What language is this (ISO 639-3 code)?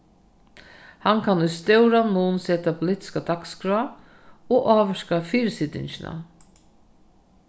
fao